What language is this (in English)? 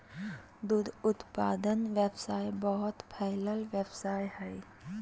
Magahi